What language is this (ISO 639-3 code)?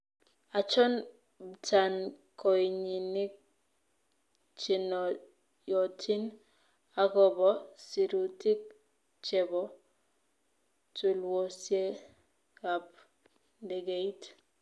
kln